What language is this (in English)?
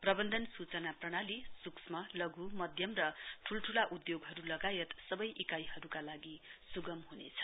Nepali